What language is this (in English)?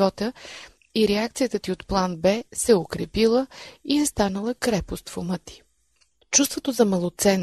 Bulgarian